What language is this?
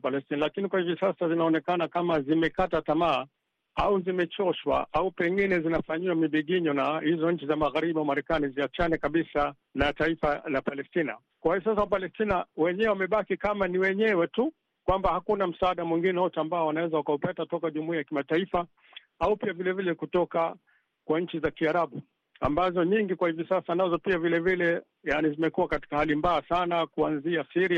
Swahili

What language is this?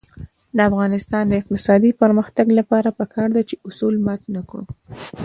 Pashto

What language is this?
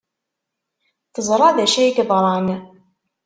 Kabyle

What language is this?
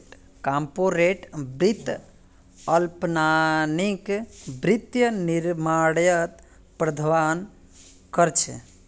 Magahi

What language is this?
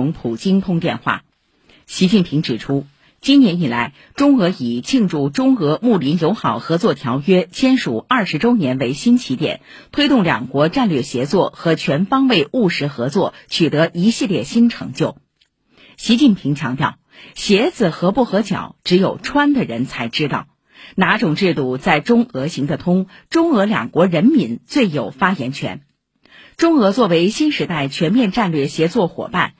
Chinese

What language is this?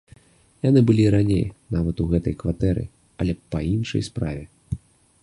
Belarusian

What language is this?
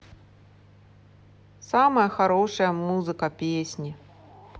Russian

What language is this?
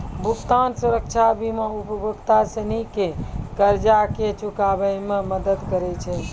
Maithili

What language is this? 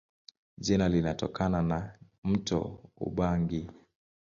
Swahili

